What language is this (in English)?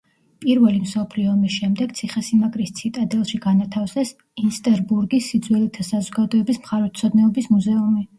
Georgian